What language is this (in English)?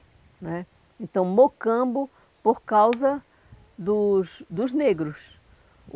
Portuguese